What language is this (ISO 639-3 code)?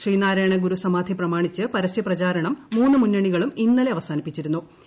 mal